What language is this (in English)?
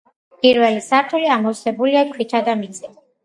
Georgian